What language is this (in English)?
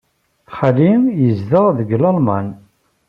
Kabyle